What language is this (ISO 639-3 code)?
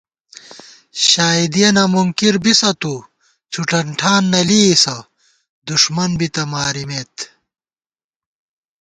gwt